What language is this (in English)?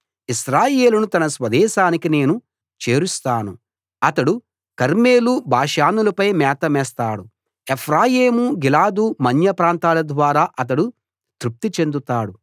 Telugu